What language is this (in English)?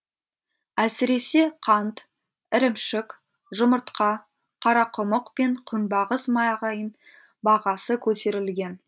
Kazakh